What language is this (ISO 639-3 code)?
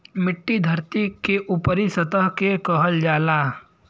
bho